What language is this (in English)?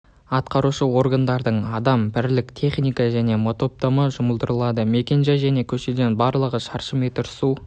Kazakh